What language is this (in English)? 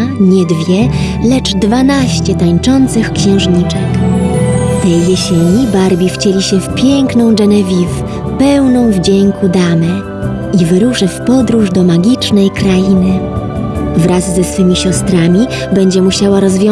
Polish